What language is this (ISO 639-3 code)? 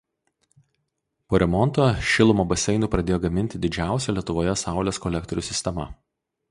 lit